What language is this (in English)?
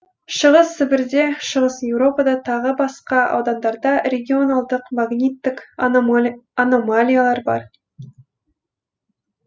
Kazakh